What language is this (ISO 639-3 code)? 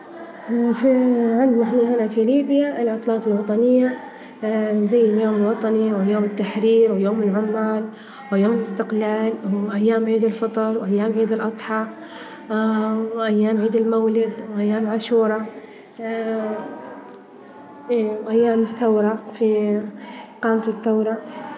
ayl